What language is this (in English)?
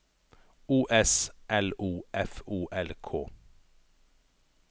Norwegian